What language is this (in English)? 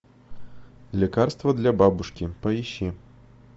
Russian